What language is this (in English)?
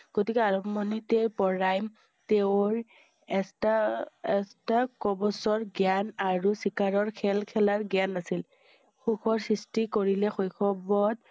Assamese